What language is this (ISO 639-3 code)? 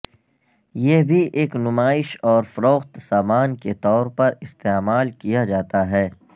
urd